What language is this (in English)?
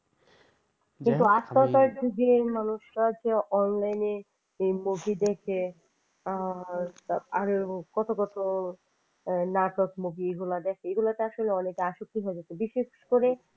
Bangla